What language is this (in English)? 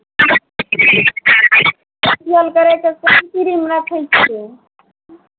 Maithili